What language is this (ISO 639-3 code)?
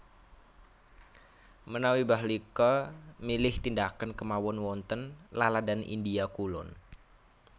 jav